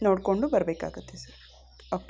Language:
Kannada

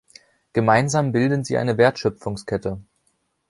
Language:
German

